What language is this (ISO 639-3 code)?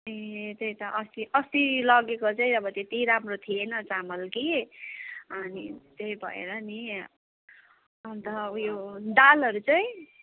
nep